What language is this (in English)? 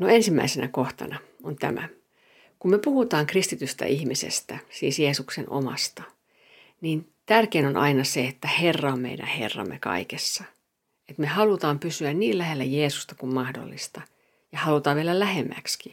Finnish